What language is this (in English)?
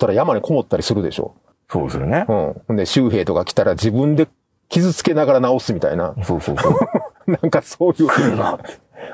Japanese